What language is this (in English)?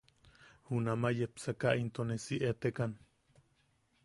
Yaqui